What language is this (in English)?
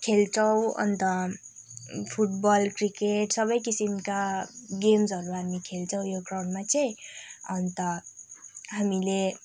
Nepali